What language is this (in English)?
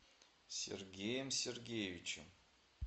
Russian